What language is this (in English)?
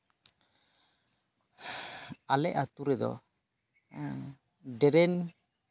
Santali